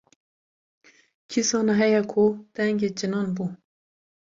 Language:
Kurdish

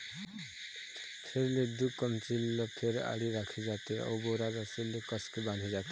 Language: Chhattisgarhi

